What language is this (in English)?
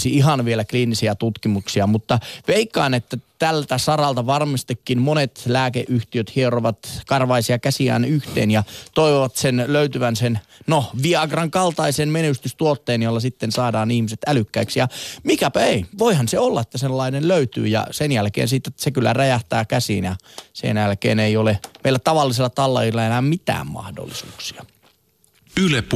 Finnish